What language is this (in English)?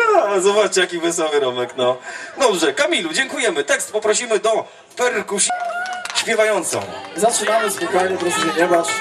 Polish